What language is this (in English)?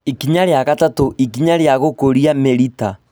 Kikuyu